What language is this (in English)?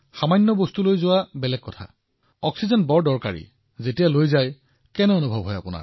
Assamese